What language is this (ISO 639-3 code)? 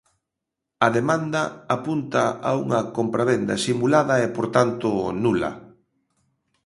glg